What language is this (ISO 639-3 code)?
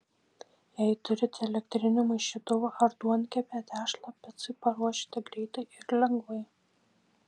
lit